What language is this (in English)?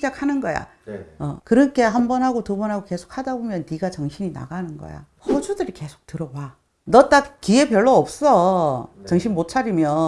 Korean